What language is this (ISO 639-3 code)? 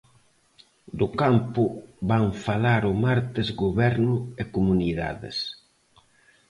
glg